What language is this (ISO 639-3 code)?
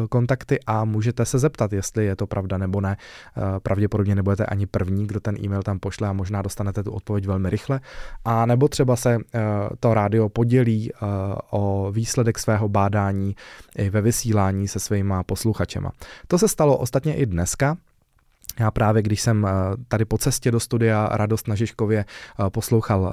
ces